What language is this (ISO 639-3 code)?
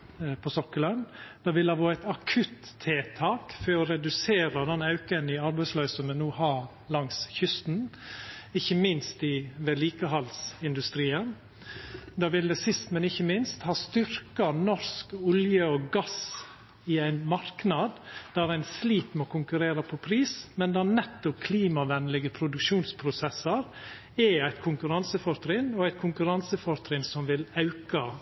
nno